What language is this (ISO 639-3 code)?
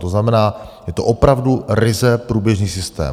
ces